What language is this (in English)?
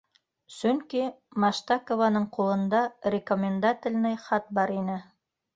Bashkir